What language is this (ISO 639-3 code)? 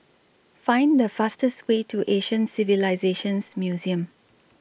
eng